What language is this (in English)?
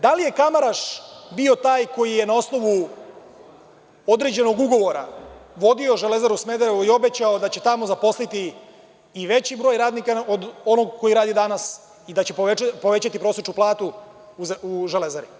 Serbian